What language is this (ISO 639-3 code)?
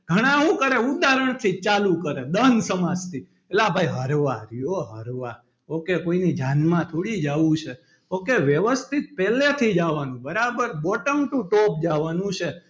guj